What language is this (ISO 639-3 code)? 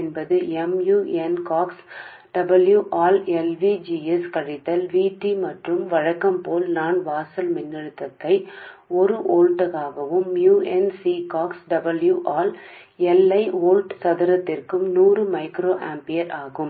tel